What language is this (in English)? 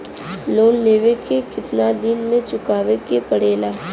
Bhojpuri